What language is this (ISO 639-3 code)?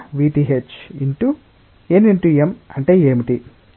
tel